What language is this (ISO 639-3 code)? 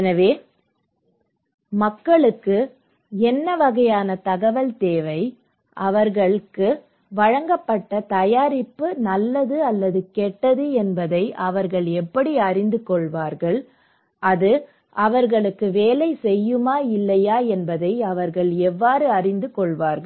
tam